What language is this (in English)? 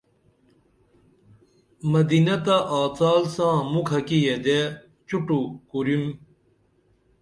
Dameli